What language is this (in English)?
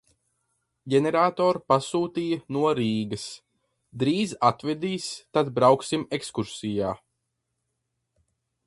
Latvian